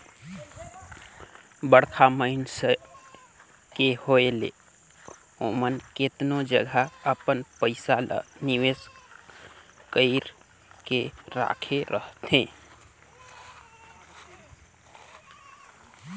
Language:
Chhattisgarhi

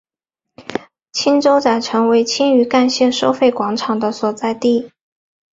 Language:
Chinese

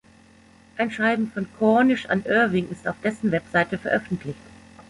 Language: German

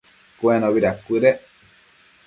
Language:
Matsés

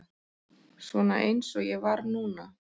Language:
Icelandic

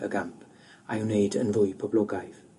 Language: Welsh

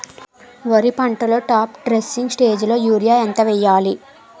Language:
Telugu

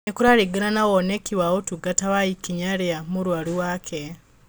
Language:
Kikuyu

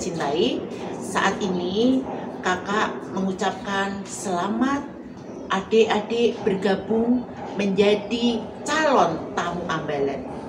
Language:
Indonesian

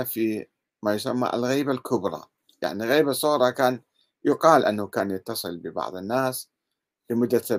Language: Arabic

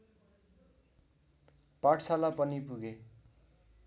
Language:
Nepali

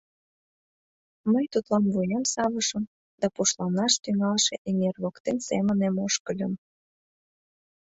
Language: Mari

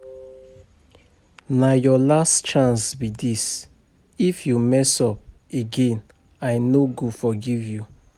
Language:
Nigerian Pidgin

